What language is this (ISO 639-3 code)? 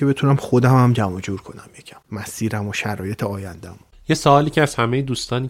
fas